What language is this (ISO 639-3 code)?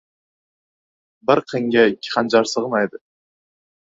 uzb